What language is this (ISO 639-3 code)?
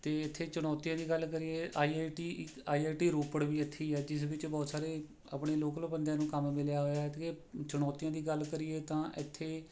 pan